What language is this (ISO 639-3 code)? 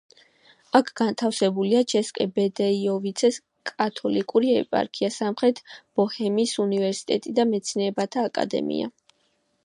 kat